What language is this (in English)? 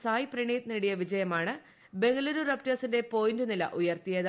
Malayalam